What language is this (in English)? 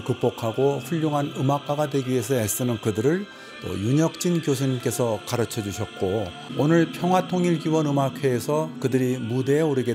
Korean